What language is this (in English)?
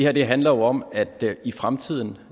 Danish